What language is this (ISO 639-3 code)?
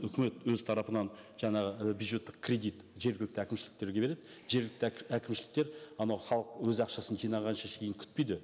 kaz